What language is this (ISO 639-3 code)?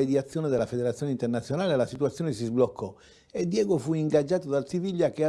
ita